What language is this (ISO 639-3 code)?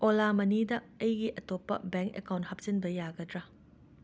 mni